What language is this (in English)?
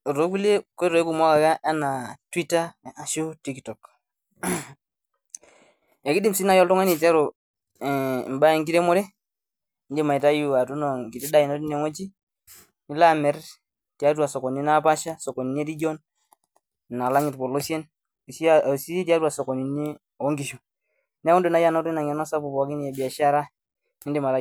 Masai